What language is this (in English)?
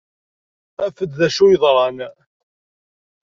Kabyle